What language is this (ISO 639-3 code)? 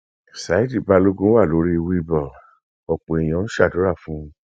yor